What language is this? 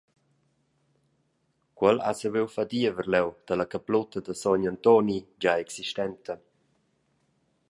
Romansh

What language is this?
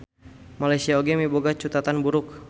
Sundanese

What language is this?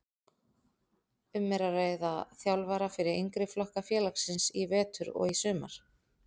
Icelandic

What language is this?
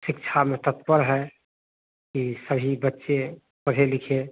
Hindi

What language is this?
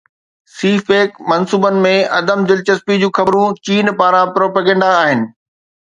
Sindhi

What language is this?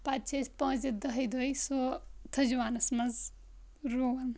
Kashmiri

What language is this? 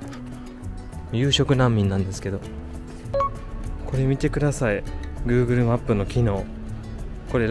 Japanese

